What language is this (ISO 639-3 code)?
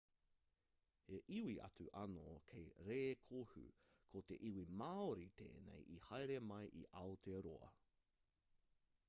mri